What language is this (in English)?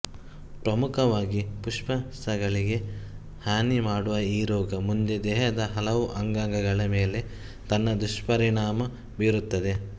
Kannada